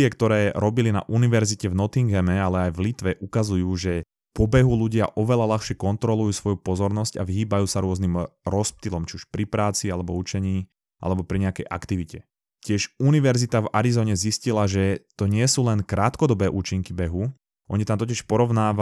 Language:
Slovak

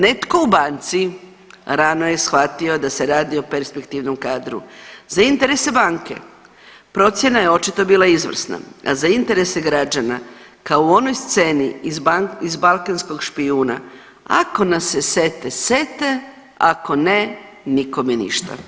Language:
Croatian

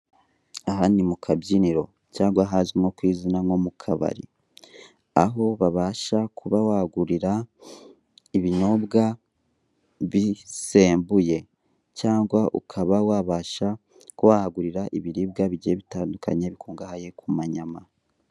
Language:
Kinyarwanda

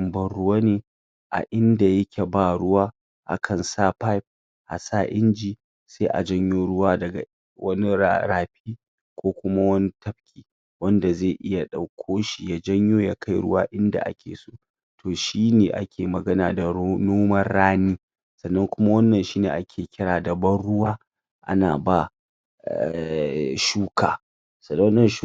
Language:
Hausa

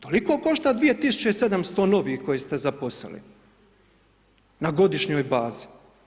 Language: Croatian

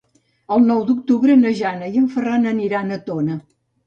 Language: Catalan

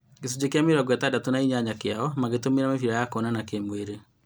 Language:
Kikuyu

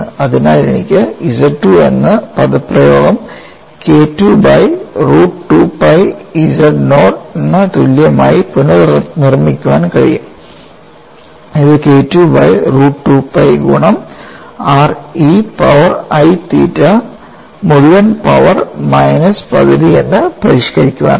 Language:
Malayalam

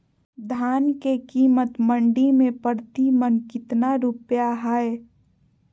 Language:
Magahi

